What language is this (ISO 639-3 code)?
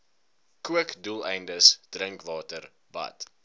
afr